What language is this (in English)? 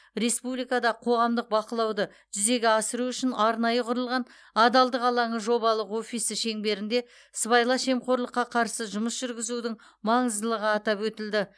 Kazakh